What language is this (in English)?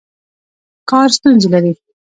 Pashto